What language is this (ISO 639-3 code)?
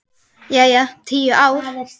isl